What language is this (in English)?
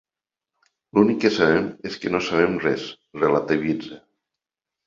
Catalan